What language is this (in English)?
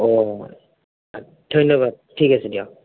Assamese